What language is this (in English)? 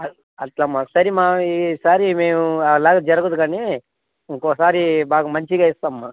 Telugu